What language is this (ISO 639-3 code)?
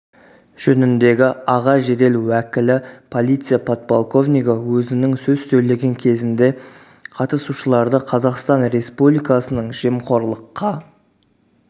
kaz